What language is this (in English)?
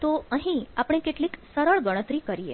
Gujarati